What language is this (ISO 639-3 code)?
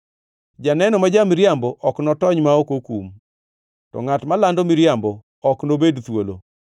luo